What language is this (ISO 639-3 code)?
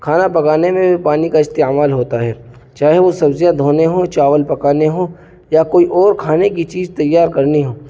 urd